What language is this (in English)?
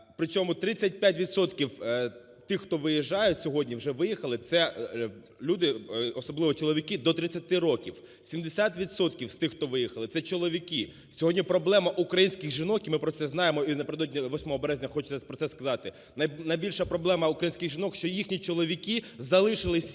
Ukrainian